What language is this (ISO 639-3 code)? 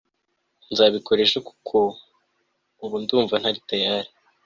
kin